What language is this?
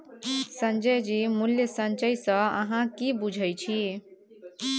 Maithili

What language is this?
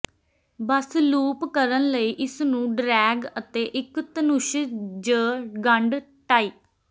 Punjabi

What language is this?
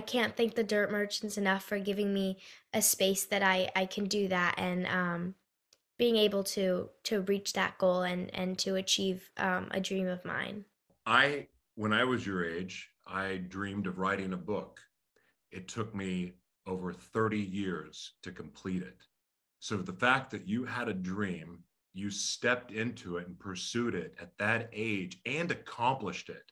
English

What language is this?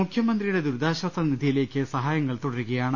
Malayalam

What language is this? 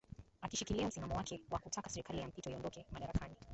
Swahili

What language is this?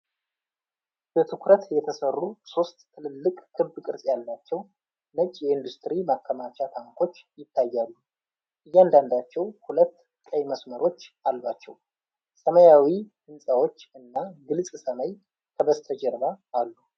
Amharic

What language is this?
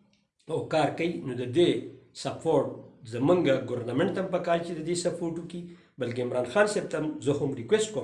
English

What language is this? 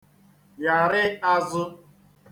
Igbo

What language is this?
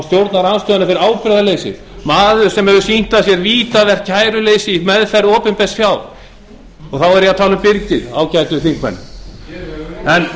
Icelandic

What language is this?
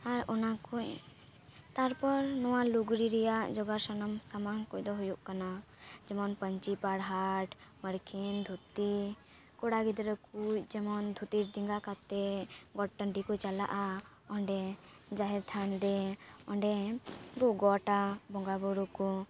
Santali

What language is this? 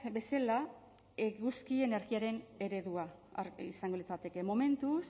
Basque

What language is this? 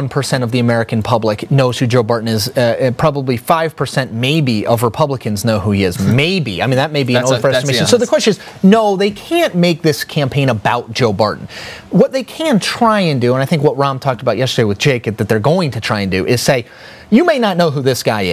English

